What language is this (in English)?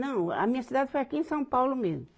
Portuguese